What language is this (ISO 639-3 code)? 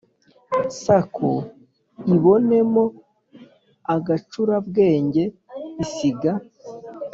kin